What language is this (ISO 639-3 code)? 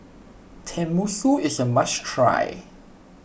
eng